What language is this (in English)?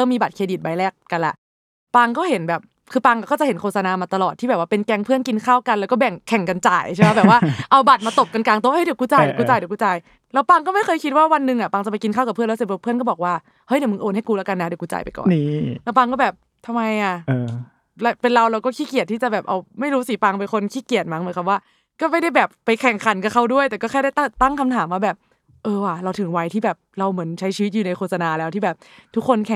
Thai